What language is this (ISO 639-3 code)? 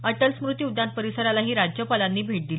mar